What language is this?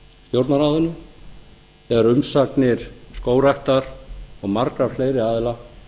Icelandic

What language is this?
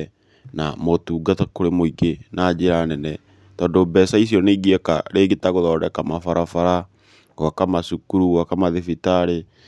Kikuyu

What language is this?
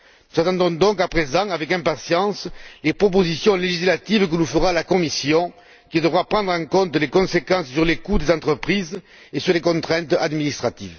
French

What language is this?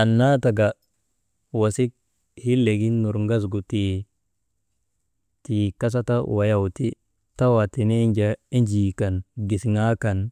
Maba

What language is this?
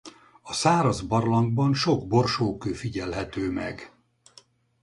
Hungarian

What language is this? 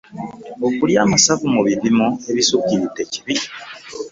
Ganda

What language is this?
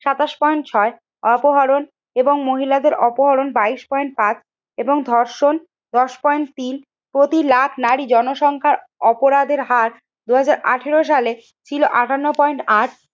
Bangla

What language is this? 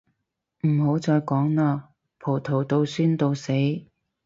Cantonese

